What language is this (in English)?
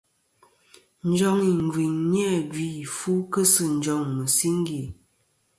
Kom